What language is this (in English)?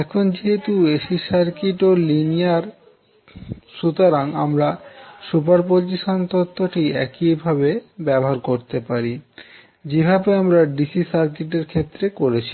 Bangla